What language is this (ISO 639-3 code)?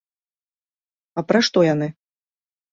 bel